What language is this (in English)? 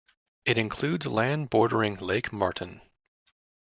English